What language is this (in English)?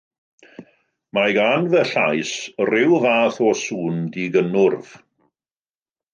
Welsh